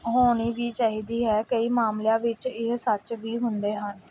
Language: Punjabi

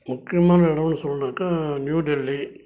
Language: Tamil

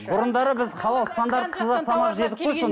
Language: Kazakh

